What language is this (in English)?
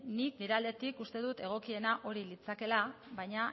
Basque